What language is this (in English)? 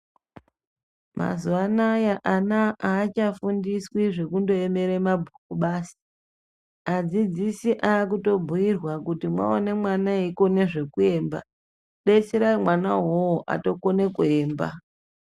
Ndau